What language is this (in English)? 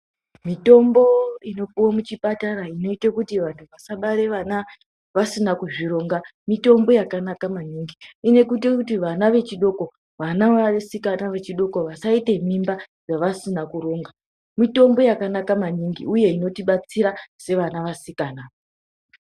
Ndau